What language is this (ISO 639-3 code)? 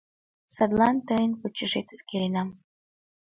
chm